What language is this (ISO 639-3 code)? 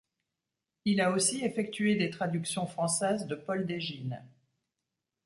fra